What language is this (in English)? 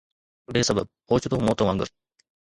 Sindhi